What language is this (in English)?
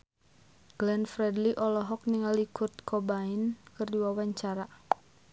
Sundanese